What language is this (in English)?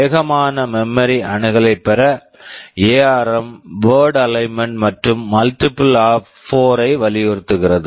Tamil